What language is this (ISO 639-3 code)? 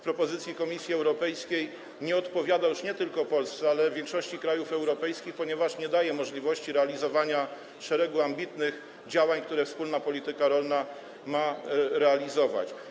pol